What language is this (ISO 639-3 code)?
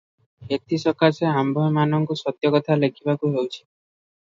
ori